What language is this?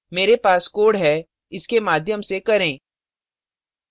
Hindi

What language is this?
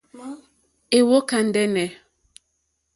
Mokpwe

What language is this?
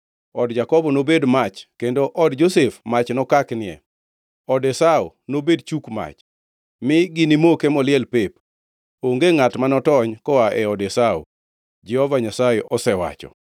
Luo (Kenya and Tanzania)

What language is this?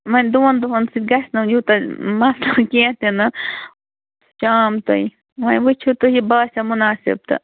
Kashmiri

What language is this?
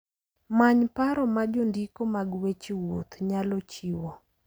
Luo (Kenya and Tanzania)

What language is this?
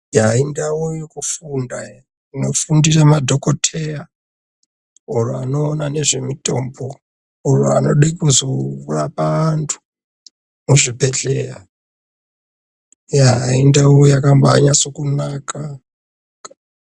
Ndau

